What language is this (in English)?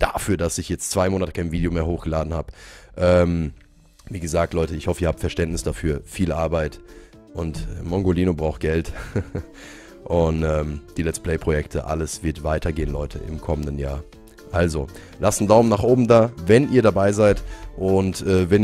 German